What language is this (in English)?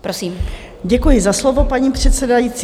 Czech